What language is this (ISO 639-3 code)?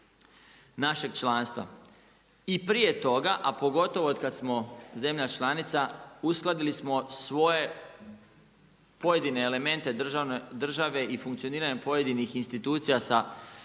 hrv